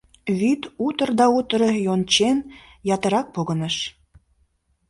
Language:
Mari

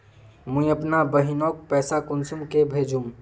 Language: Magahi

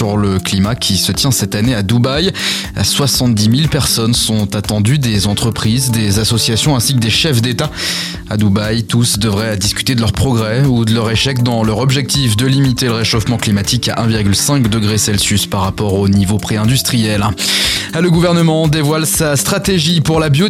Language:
French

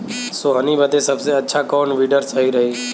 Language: Bhojpuri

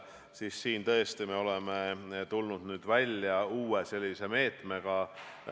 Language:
Estonian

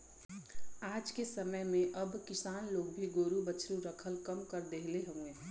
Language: Bhojpuri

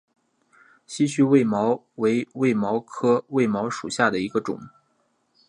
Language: Chinese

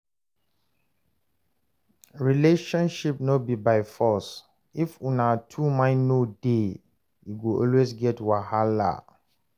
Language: Nigerian Pidgin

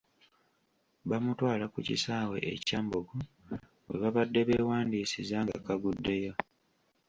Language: Ganda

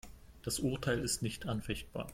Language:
German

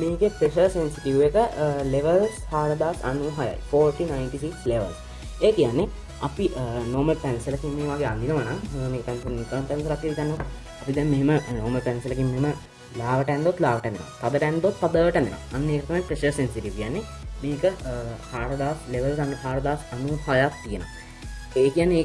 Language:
Sinhala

